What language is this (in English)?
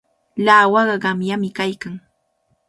Cajatambo North Lima Quechua